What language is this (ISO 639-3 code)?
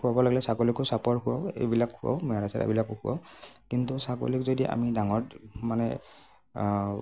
asm